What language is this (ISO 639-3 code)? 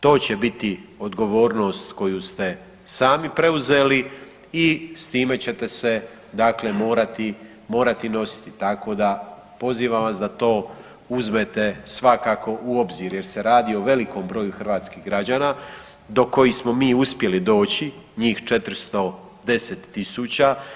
hrv